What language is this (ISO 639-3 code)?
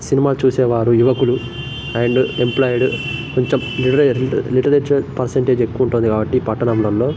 tel